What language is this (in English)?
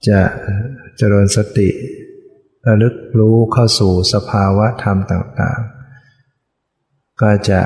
Thai